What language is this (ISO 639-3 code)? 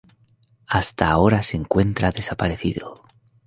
spa